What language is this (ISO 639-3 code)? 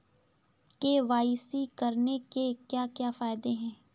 hin